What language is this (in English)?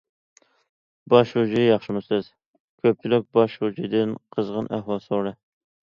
Uyghur